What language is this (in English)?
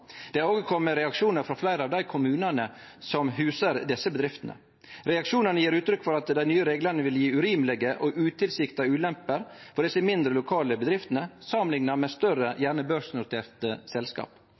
Norwegian Nynorsk